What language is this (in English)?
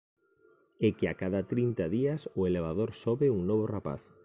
Galician